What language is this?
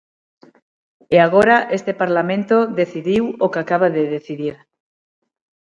Galician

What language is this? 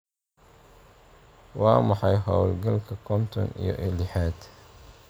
Somali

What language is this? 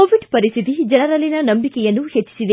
Kannada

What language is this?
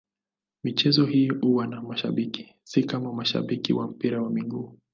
Swahili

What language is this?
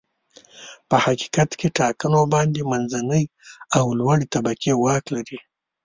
Pashto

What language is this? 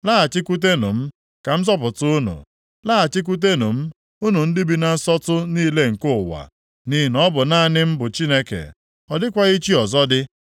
Igbo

